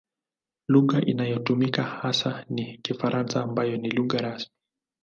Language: Swahili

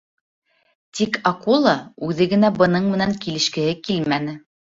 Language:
Bashkir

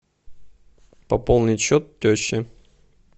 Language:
Russian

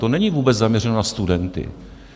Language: Czech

